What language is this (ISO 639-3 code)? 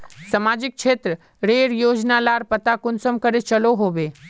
mag